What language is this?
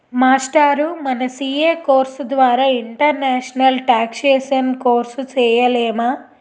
Telugu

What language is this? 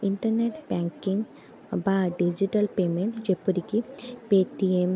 Odia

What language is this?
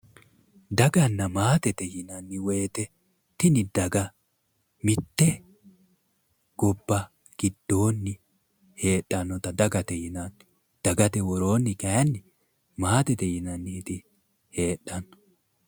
Sidamo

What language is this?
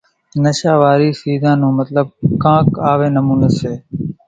Kachi Koli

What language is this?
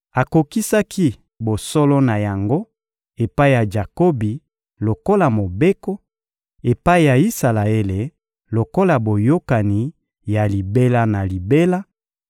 Lingala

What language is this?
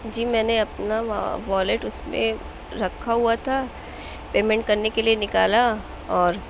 Urdu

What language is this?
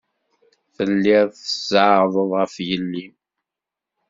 Kabyle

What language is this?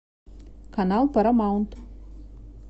Russian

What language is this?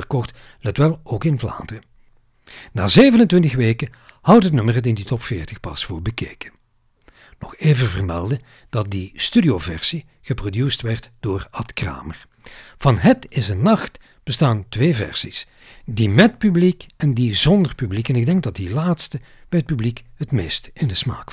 Dutch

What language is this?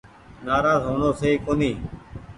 Goaria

